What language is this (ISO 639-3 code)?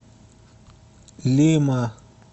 rus